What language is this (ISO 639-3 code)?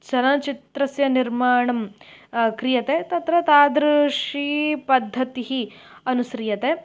san